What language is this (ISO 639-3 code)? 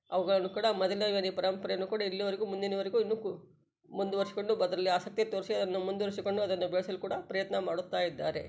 kan